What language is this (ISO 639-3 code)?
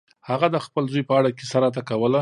pus